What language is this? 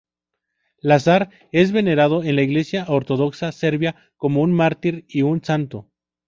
Spanish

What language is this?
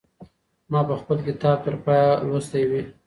Pashto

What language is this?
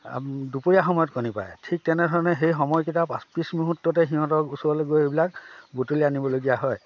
Assamese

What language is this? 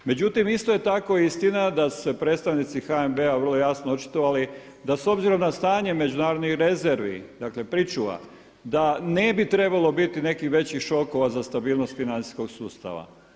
Croatian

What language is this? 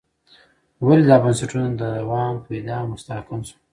Pashto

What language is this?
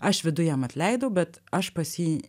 Lithuanian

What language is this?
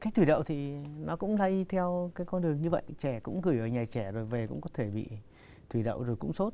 Vietnamese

